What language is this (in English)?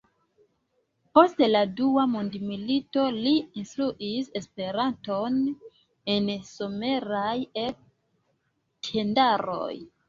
Esperanto